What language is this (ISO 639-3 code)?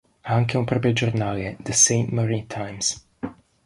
ita